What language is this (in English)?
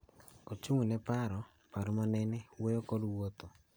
Luo (Kenya and Tanzania)